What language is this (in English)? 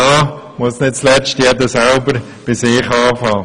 Swiss German